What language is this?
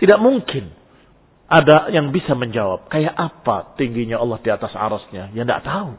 Indonesian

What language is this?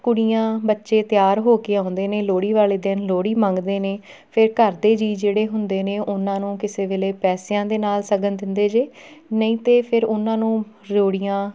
Punjabi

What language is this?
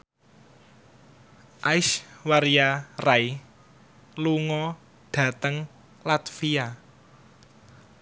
Javanese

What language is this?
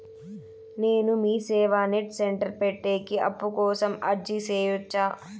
Telugu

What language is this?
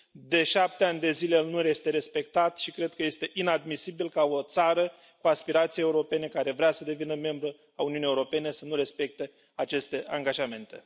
Romanian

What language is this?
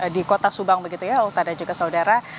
Indonesian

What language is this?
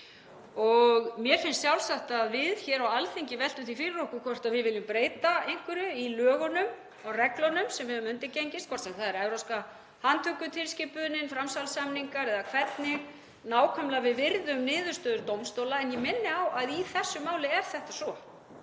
Icelandic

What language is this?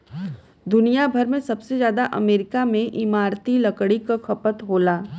Bhojpuri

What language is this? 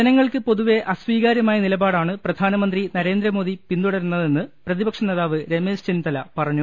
Malayalam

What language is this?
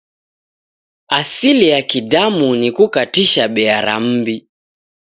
Taita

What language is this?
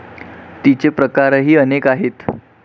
Marathi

